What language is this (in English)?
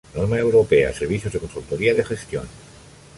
Spanish